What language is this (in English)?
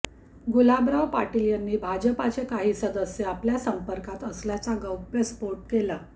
Marathi